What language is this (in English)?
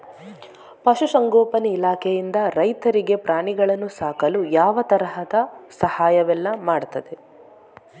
Kannada